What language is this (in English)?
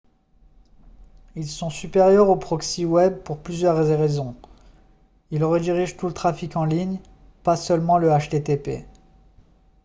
French